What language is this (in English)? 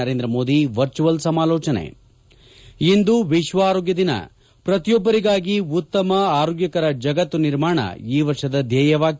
Kannada